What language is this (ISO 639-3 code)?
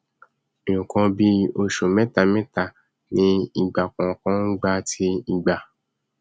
yor